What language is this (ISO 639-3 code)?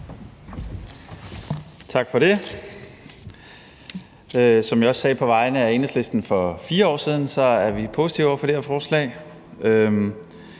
dan